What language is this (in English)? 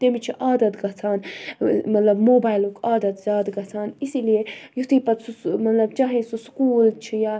Kashmiri